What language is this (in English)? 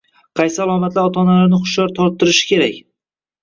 Uzbek